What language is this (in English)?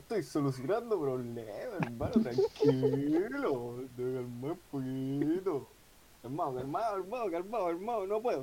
Spanish